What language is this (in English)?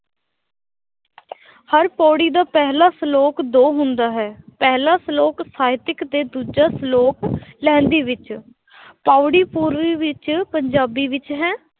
Punjabi